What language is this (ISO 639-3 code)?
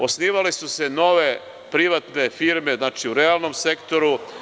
srp